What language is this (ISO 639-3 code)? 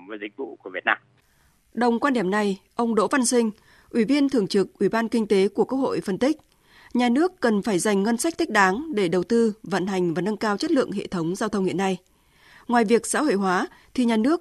vie